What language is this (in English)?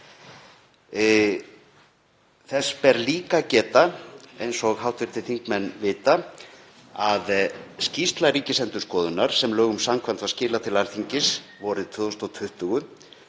Icelandic